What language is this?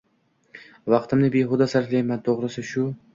Uzbek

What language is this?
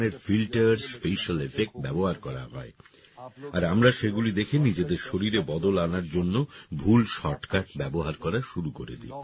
Bangla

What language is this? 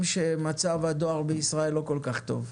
Hebrew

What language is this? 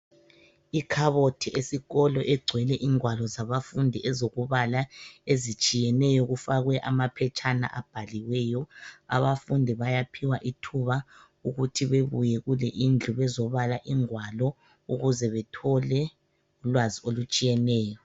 North Ndebele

